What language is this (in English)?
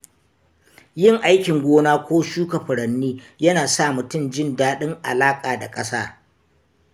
Hausa